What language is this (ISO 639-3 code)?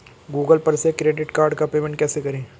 hin